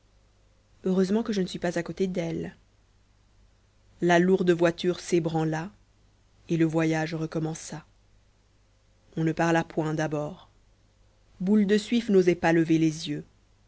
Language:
French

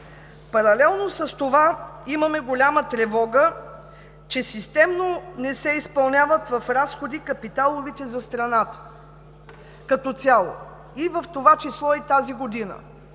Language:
Bulgarian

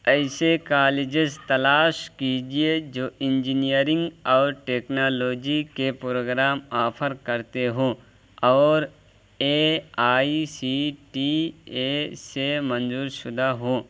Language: Urdu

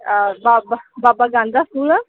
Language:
Punjabi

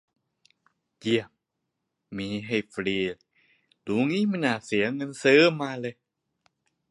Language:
Thai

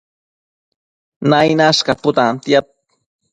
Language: Matsés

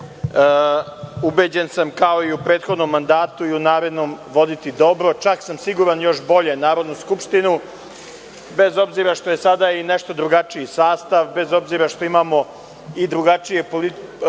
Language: Serbian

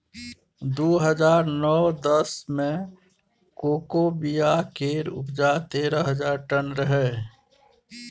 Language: Maithili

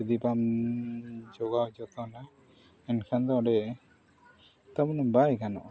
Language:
Santali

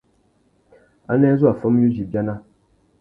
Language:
Tuki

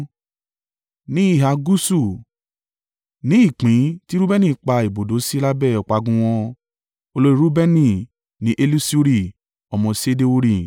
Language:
Yoruba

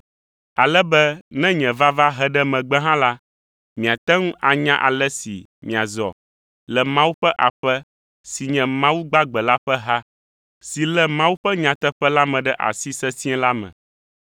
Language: Ewe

